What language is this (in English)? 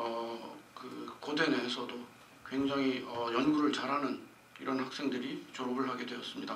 Korean